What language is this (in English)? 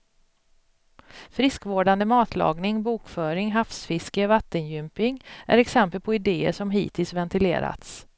Swedish